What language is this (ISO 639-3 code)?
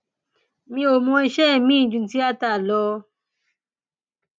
yor